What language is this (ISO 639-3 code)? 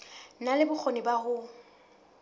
sot